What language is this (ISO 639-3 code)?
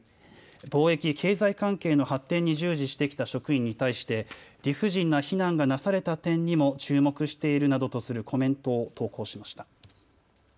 jpn